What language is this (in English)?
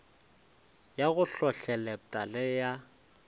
Northern Sotho